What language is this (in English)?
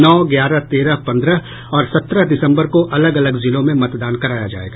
Hindi